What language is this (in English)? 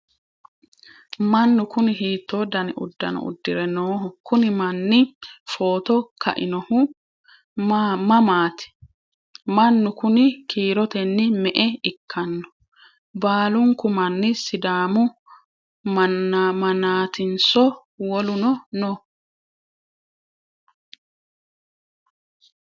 Sidamo